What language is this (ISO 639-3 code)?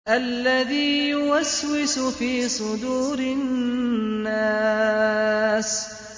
ara